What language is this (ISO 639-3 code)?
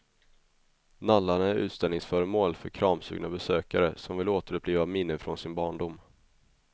swe